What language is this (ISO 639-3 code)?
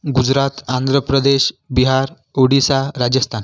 mar